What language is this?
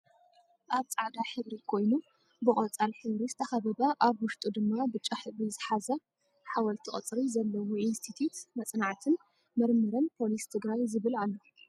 Tigrinya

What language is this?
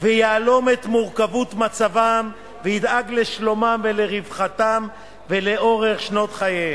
Hebrew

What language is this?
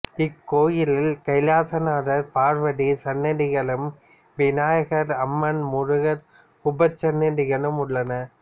Tamil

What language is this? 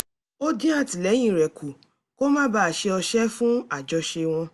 Yoruba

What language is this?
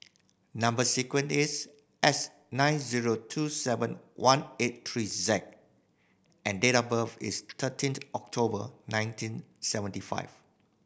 English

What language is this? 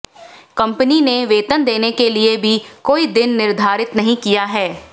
Hindi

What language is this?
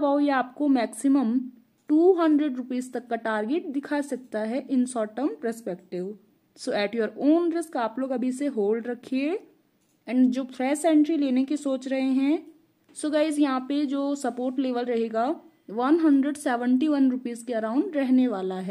Hindi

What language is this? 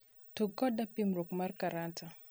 Luo (Kenya and Tanzania)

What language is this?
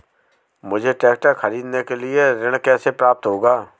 Hindi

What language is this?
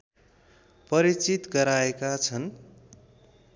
Nepali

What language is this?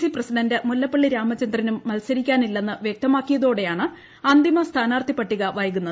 Malayalam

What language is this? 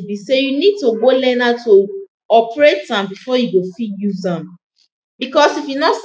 Nigerian Pidgin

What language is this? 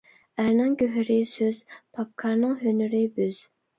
Uyghur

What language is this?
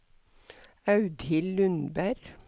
Norwegian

